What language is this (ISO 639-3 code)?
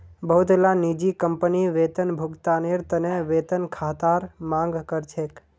mag